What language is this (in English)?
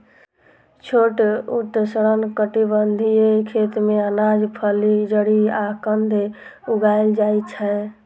Maithili